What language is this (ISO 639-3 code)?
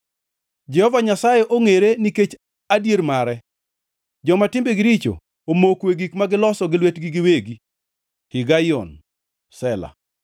luo